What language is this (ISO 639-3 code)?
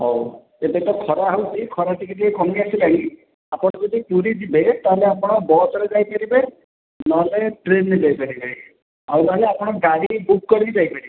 ori